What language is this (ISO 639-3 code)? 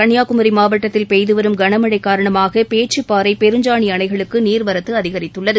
tam